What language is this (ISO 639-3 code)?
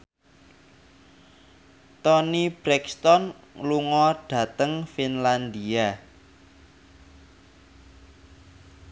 jav